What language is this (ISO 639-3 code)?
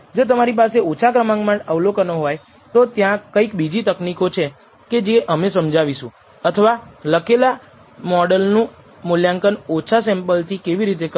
guj